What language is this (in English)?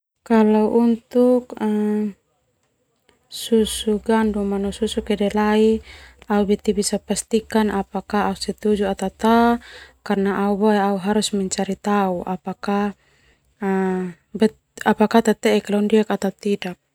Termanu